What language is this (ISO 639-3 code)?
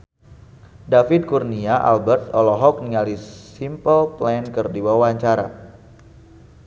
sun